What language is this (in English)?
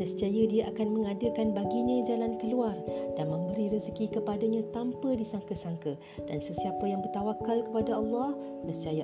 Malay